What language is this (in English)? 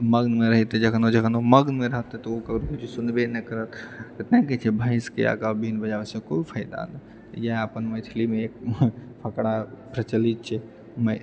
Maithili